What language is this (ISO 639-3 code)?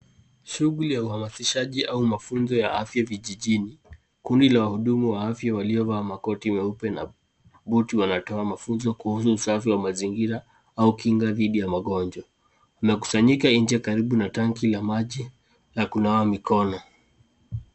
swa